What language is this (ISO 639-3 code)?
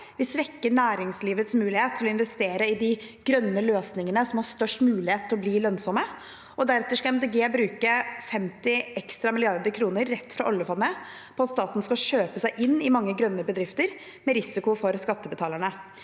nor